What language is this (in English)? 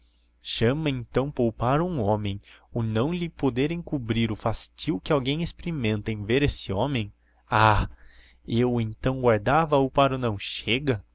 Portuguese